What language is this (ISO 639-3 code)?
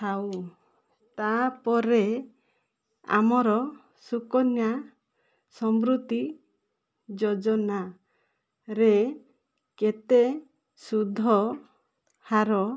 ori